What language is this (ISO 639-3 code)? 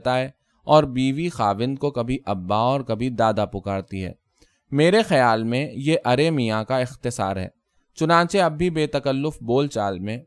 urd